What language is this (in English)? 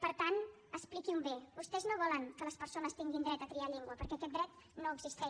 Catalan